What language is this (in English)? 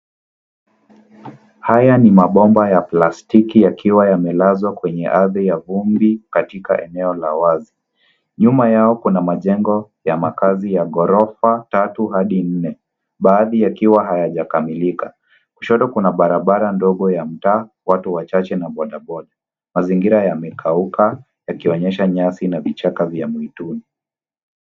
Swahili